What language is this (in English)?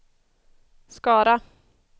Swedish